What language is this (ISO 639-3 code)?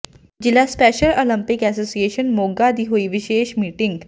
pan